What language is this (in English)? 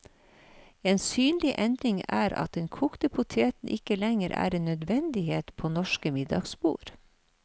Norwegian